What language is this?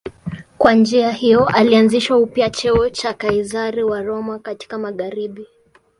Swahili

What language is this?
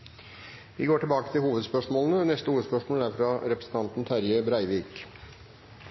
Norwegian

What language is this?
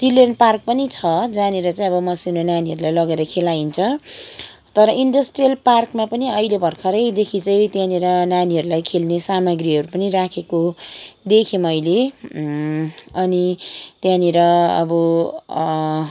Nepali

